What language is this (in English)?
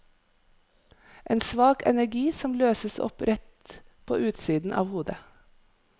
Norwegian